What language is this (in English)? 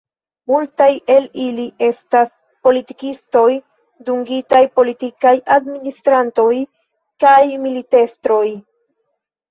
Esperanto